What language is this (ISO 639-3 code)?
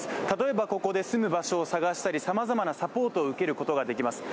jpn